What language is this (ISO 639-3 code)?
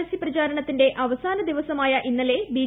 mal